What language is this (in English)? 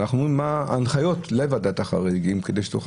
Hebrew